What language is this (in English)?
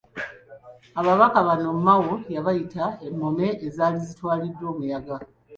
Ganda